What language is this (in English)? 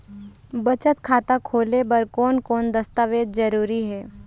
Chhattisgarhi